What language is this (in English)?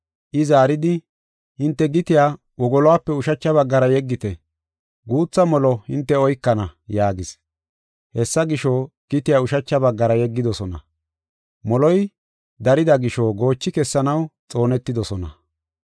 Gofa